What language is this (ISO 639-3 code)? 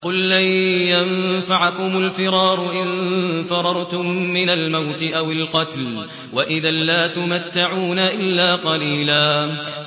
ara